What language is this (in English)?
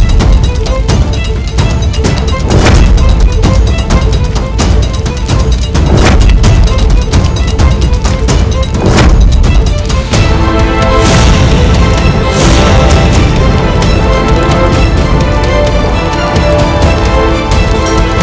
Indonesian